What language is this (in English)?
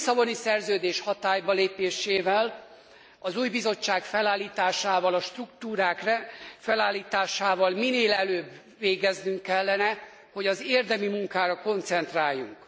Hungarian